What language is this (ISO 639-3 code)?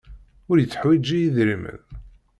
kab